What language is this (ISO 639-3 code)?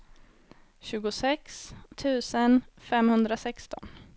swe